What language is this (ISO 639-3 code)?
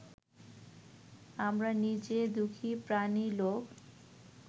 ben